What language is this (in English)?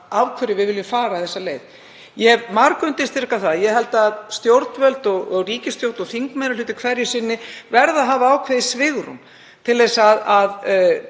Icelandic